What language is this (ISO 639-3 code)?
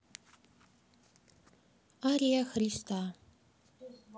rus